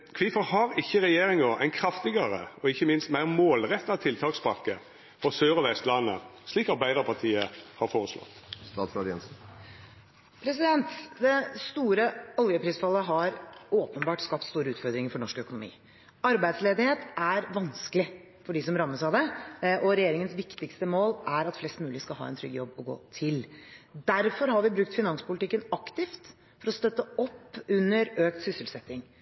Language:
Norwegian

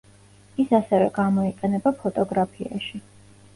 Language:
Georgian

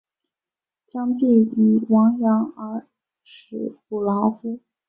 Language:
Chinese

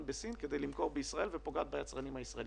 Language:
Hebrew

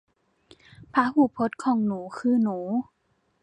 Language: Thai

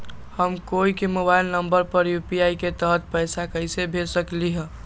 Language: Magahi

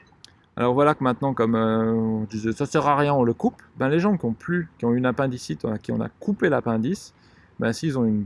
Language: French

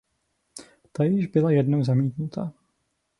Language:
Czech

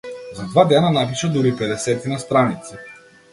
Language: Macedonian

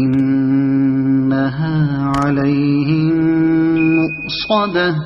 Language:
Arabic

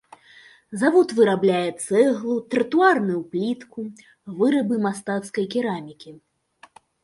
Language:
Belarusian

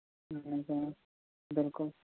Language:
Kashmiri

